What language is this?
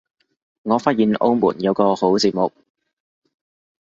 Cantonese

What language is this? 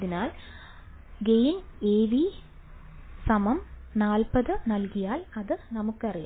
Malayalam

